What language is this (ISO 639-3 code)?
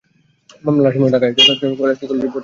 ben